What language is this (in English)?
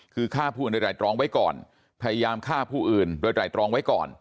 Thai